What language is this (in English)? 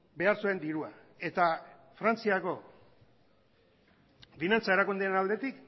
Basque